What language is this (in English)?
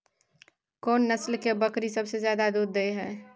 Maithili